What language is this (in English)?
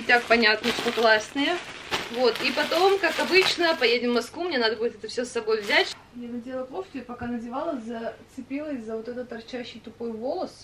Russian